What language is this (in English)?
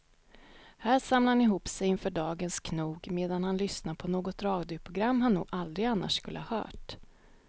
Swedish